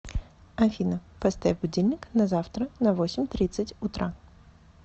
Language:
Russian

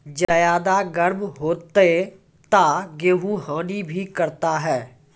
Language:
Maithili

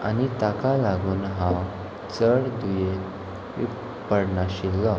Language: Konkani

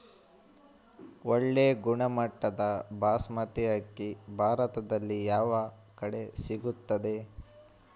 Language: Kannada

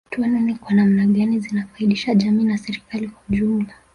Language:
Swahili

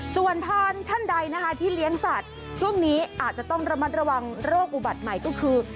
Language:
Thai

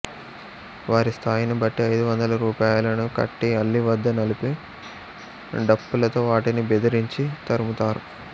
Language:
Telugu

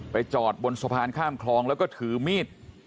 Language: Thai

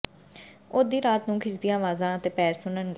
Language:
Punjabi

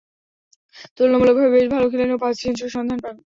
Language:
Bangla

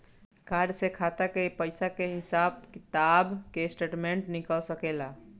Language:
Bhojpuri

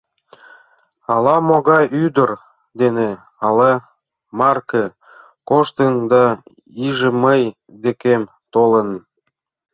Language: Mari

